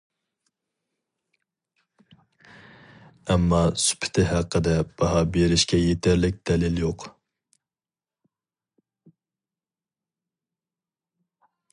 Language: Uyghur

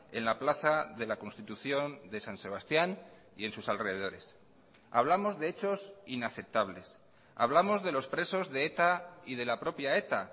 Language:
Spanish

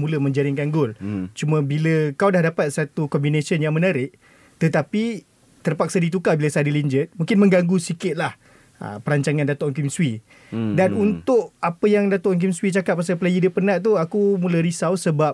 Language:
Malay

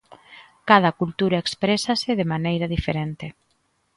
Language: Galician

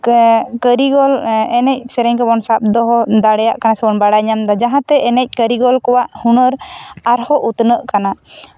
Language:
Santali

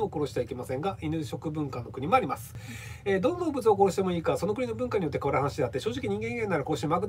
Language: Japanese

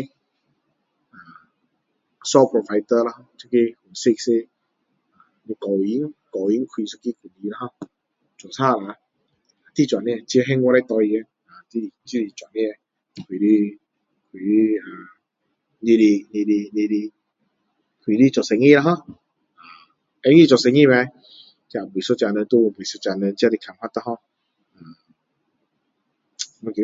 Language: Min Dong Chinese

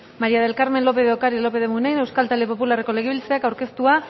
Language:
Basque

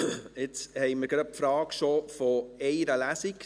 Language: Swiss German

